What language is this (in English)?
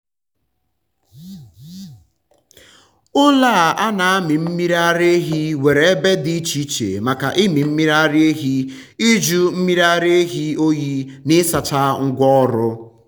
Igbo